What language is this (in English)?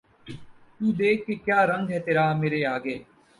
Urdu